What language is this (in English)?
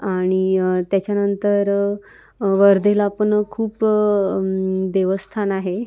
Marathi